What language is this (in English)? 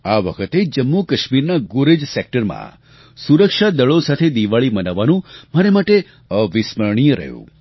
Gujarati